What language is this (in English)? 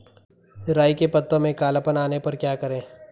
Hindi